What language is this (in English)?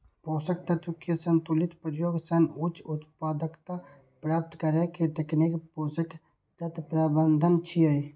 Maithili